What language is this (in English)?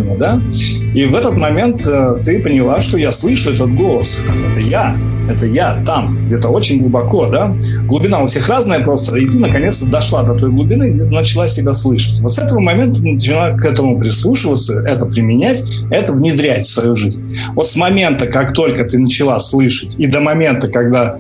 Russian